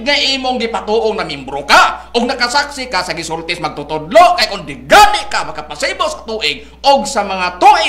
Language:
Filipino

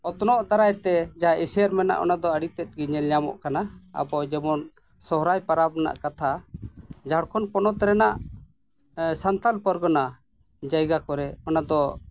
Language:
Santali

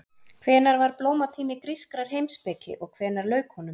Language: Icelandic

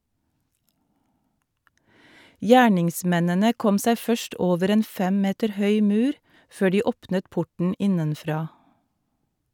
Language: Norwegian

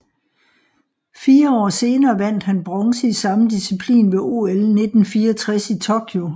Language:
Danish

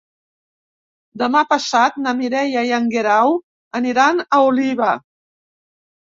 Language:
Catalan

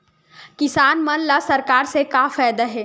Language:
Chhattisgarhi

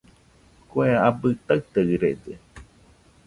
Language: Nüpode Huitoto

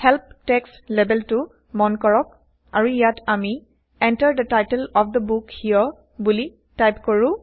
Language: Assamese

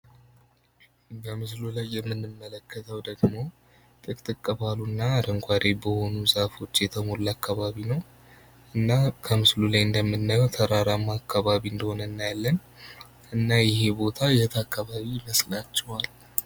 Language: Amharic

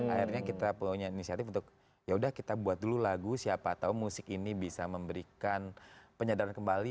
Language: Indonesian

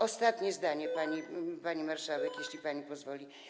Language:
Polish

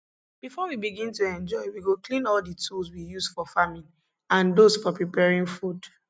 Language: Nigerian Pidgin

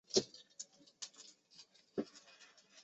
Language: Chinese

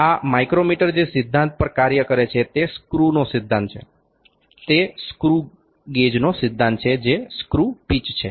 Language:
Gujarati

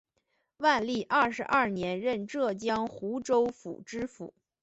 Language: Chinese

